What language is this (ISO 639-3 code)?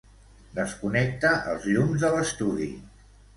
cat